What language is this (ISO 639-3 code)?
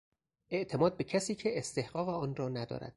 fas